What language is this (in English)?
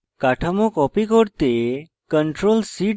Bangla